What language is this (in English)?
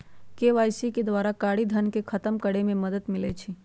Magahi